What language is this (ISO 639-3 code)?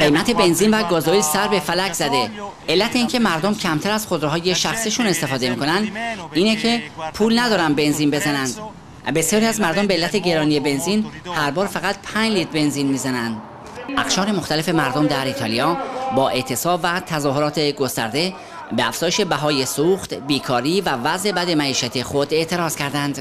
fas